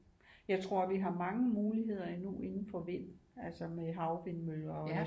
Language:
Danish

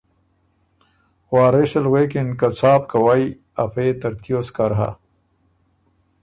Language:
Ormuri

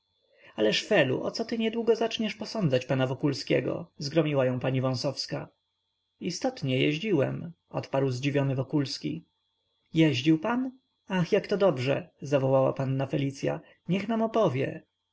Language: Polish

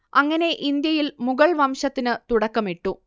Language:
Malayalam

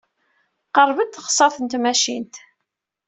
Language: Kabyle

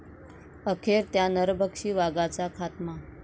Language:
Marathi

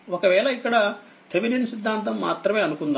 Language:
Telugu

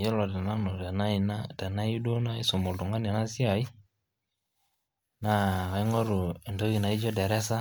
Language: Masai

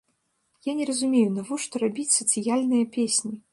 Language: Belarusian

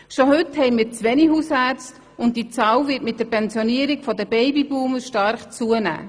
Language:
Swiss German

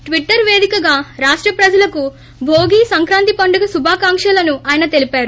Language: Telugu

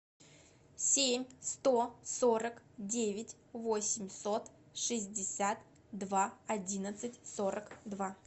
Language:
Russian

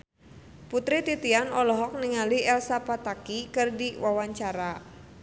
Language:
Sundanese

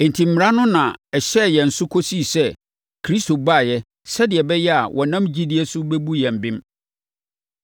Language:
Akan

